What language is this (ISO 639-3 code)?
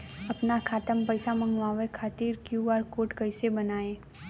bho